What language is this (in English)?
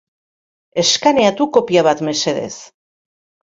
Basque